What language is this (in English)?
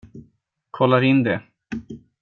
Swedish